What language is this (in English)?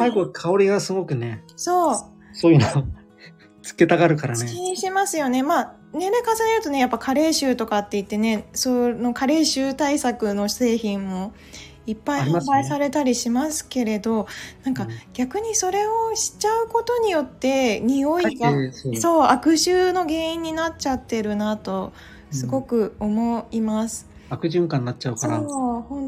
Japanese